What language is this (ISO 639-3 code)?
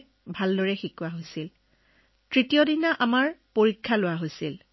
asm